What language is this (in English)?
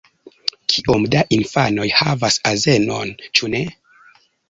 Esperanto